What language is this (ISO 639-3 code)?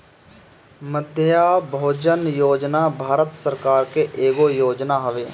bho